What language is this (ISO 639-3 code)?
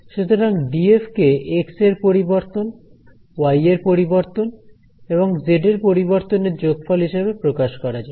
ben